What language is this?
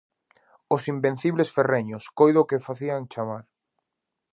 Galician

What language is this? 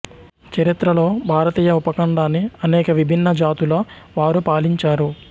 Telugu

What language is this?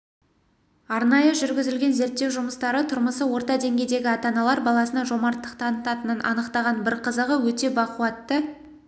Kazakh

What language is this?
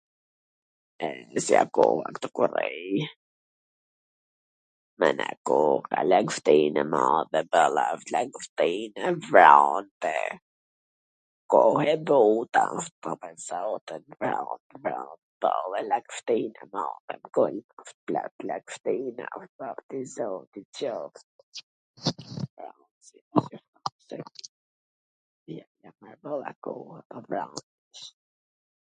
Gheg Albanian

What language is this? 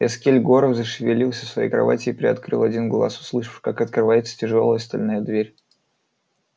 Russian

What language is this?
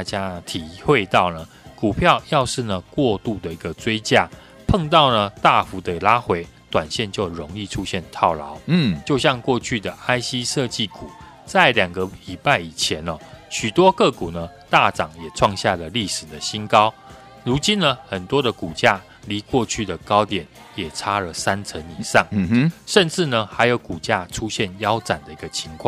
Chinese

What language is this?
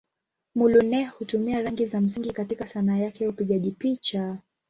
Swahili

